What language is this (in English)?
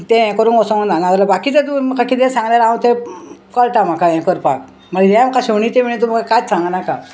Konkani